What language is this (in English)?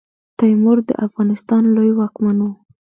Pashto